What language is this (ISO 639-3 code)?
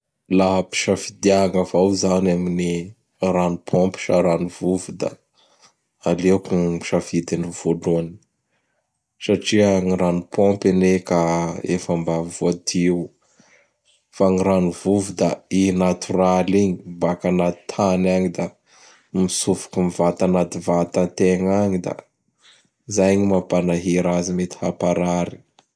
bhr